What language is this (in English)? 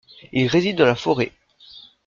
French